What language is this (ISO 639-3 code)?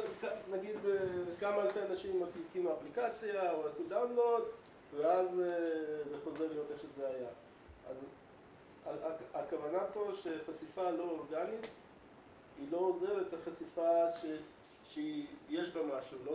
heb